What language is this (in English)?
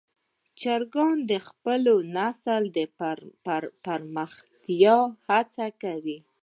Pashto